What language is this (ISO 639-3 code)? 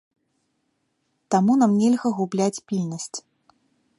bel